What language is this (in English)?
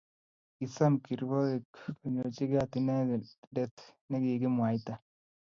Kalenjin